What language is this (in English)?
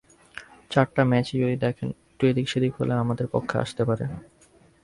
Bangla